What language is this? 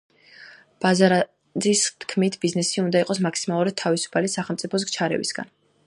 Georgian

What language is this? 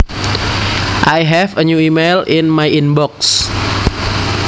Javanese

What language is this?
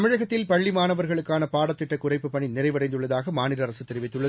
Tamil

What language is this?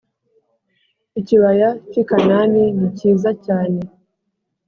Kinyarwanda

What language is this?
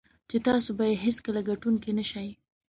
Pashto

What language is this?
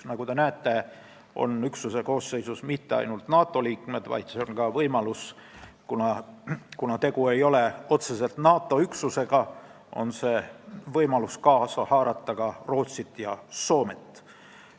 Estonian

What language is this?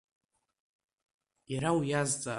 Abkhazian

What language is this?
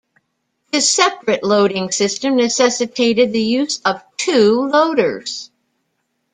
English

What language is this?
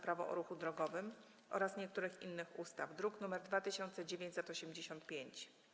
Polish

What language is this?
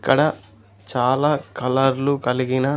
Telugu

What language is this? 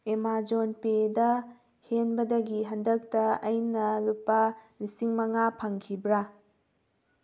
Manipuri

